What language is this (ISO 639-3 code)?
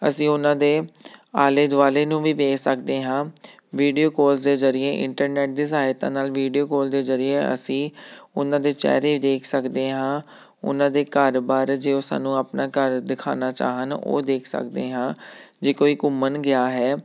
pan